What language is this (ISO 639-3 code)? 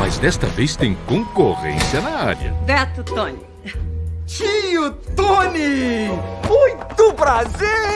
por